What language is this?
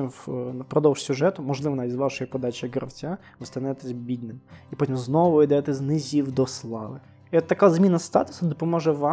Ukrainian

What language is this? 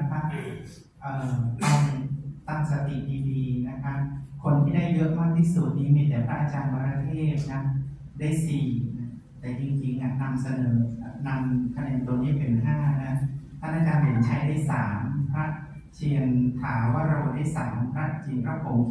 Thai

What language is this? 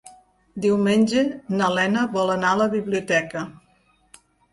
Catalan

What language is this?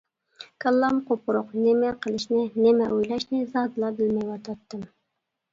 Uyghur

